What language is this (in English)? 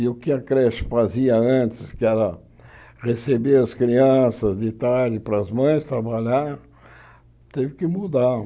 Portuguese